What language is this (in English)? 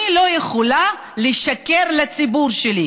Hebrew